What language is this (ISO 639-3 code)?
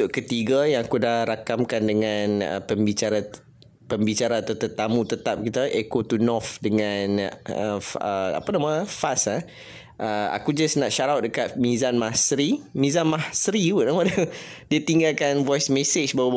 msa